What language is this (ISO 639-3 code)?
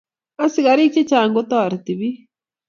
kln